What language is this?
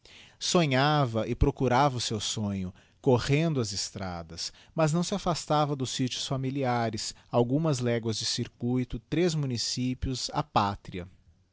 Portuguese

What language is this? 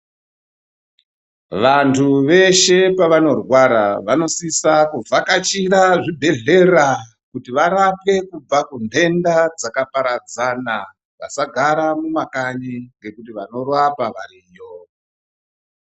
Ndau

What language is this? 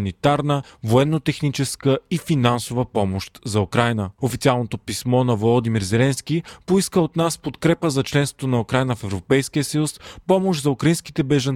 Bulgarian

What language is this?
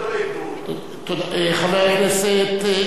Hebrew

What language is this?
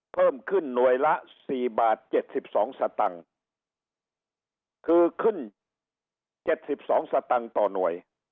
Thai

